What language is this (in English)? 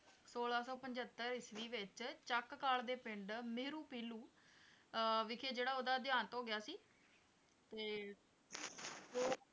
Punjabi